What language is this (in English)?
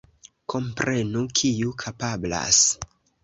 Esperanto